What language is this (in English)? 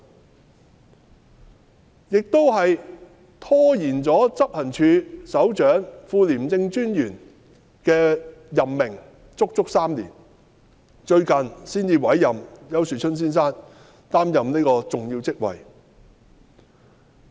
Cantonese